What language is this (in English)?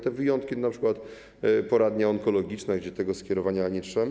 Polish